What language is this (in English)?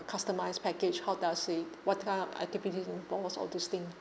English